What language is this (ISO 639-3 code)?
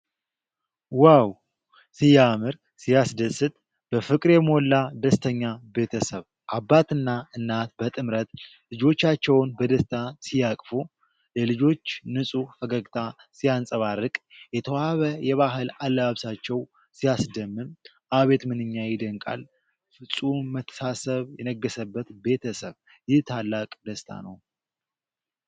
amh